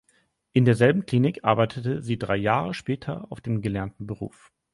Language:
German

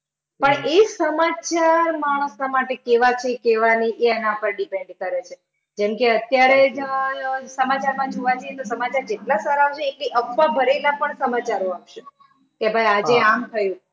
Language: Gujarati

